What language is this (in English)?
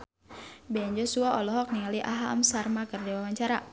Sundanese